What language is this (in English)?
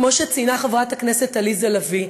Hebrew